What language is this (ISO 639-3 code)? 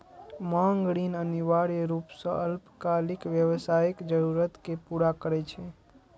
mai